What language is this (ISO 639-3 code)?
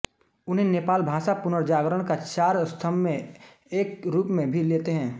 hin